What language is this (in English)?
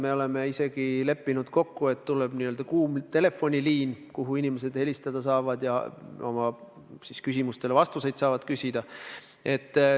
Estonian